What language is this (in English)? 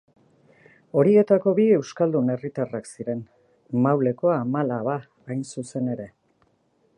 Basque